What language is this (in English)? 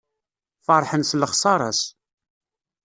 Kabyle